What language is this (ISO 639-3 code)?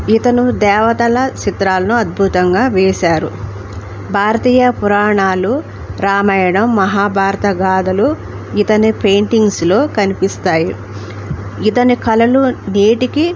tel